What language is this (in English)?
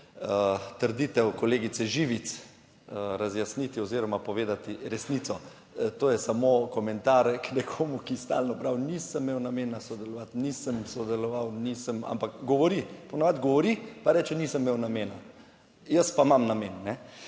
Slovenian